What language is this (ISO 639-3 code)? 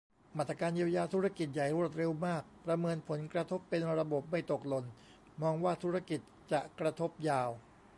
tha